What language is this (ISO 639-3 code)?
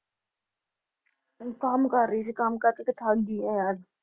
pan